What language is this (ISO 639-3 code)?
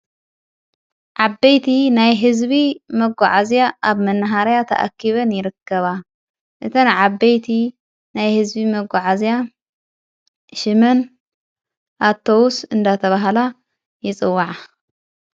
tir